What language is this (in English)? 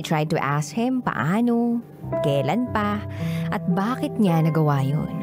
Filipino